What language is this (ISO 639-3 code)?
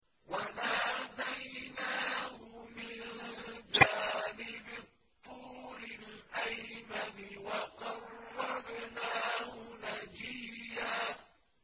ara